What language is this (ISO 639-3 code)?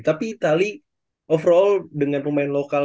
ind